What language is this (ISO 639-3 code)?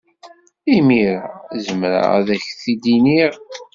kab